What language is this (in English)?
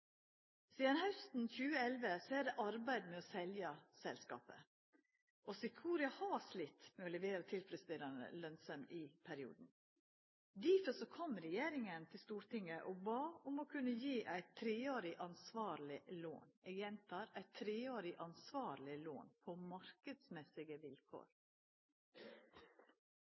Norwegian Nynorsk